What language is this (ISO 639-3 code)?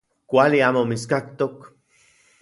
ncx